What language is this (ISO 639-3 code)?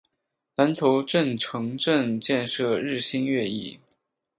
zho